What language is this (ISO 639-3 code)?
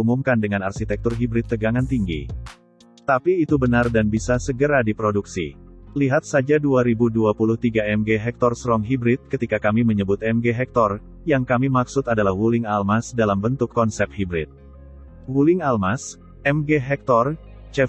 ind